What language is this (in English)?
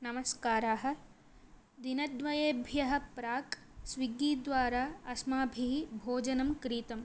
Sanskrit